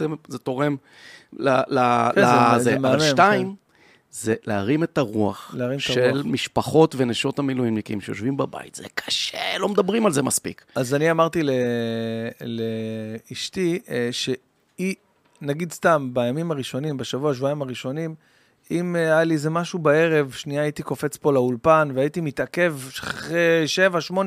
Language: Hebrew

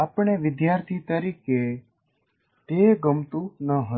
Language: Gujarati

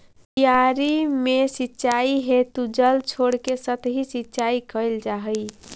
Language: Magahi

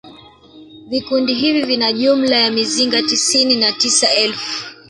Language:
Swahili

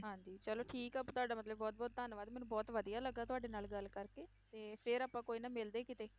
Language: Punjabi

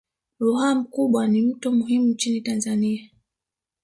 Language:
Swahili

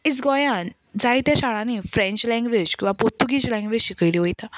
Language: Konkani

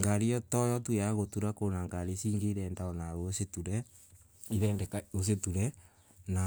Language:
Embu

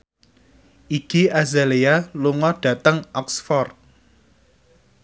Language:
Javanese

